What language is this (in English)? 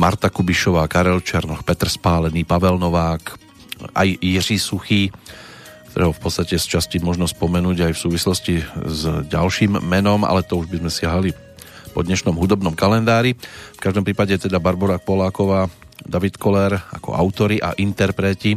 Slovak